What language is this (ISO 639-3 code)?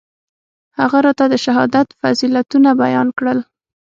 pus